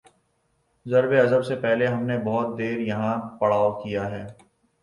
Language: Urdu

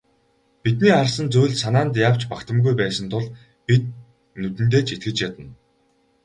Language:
Mongolian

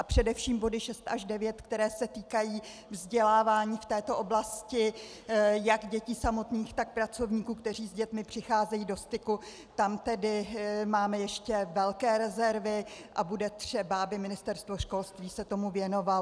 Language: Czech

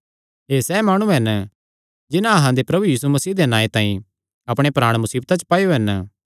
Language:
Kangri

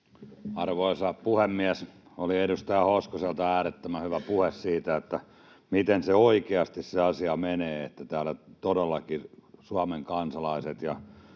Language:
Finnish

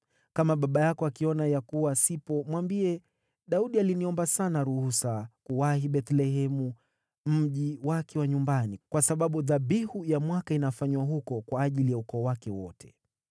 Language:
Swahili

